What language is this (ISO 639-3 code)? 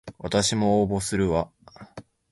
jpn